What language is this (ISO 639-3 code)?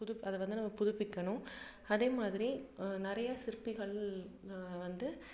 tam